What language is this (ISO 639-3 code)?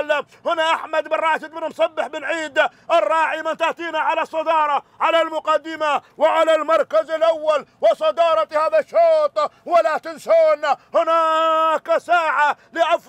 ara